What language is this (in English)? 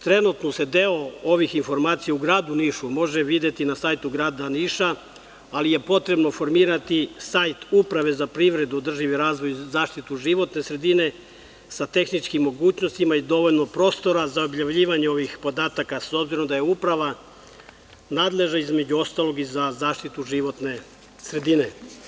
Serbian